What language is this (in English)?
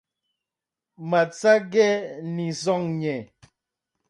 Bafut